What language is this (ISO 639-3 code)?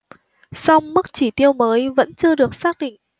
vie